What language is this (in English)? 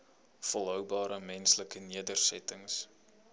Afrikaans